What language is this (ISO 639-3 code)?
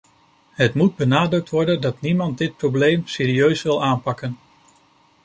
nld